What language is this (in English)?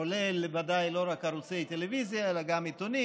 Hebrew